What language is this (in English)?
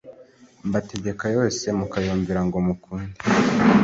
Kinyarwanda